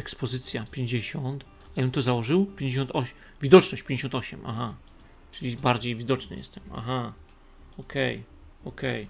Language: Polish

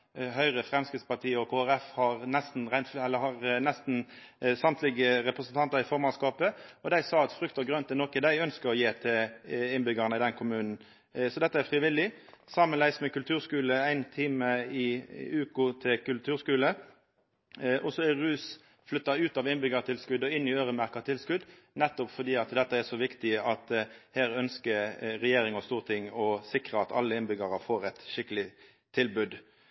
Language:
Norwegian Nynorsk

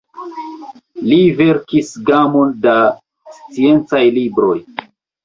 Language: Esperanto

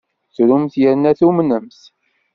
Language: Kabyle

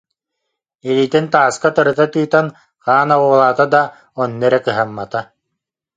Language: Yakut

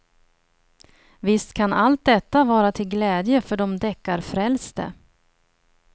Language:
Swedish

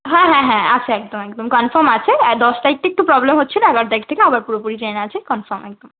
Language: Bangla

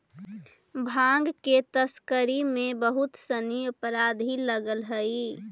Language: Magahi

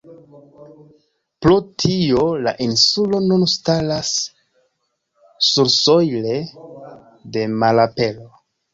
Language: Esperanto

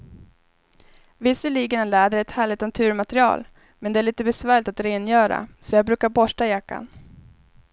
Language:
Swedish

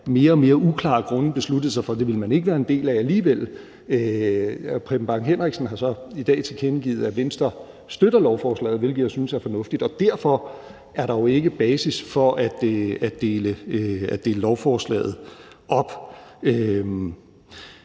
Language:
Danish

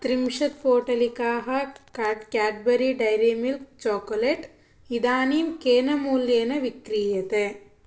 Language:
Sanskrit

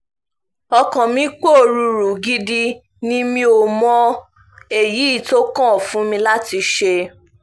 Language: Yoruba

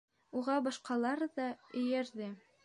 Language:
Bashkir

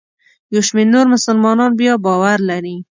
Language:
Pashto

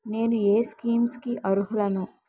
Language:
Telugu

